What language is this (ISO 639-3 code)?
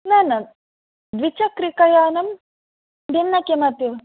san